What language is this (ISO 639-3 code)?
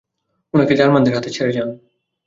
ben